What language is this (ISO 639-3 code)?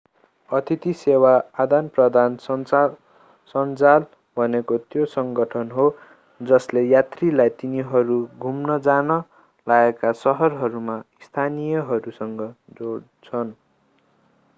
nep